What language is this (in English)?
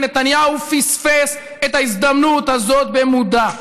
Hebrew